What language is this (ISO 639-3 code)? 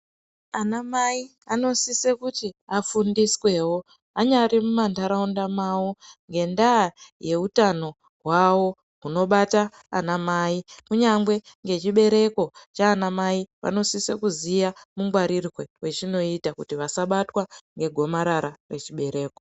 ndc